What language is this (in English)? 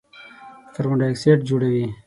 Pashto